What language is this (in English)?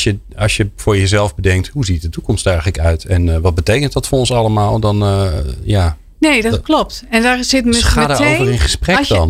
Dutch